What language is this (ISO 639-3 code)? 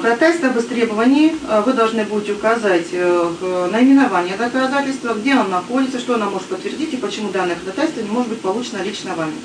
rus